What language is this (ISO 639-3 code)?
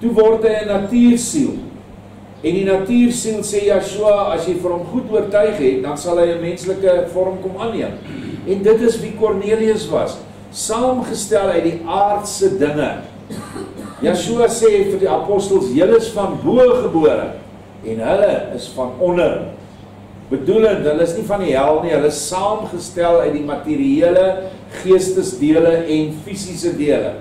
nld